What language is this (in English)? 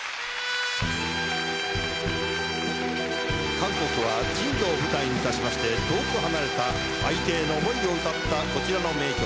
Japanese